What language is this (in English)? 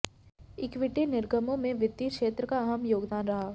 Hindi